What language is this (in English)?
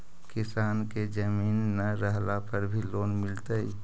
Magahi